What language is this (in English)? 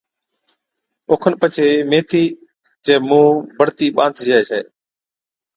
Od